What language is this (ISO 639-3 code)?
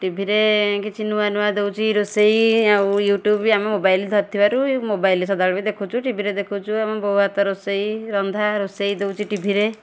ori